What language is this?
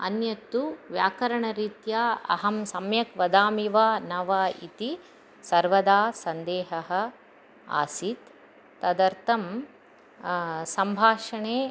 Sanskrit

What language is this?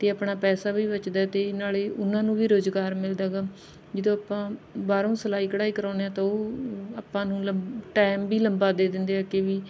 Punjabi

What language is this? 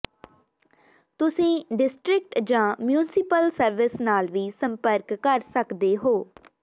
Punjabi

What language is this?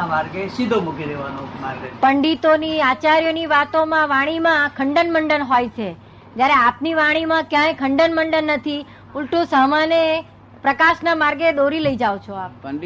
Gujarati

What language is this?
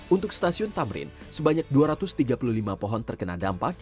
Indonesian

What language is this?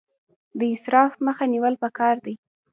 Pashto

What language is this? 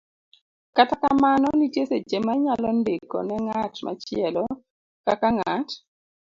Luo (Kenya and Tanzania)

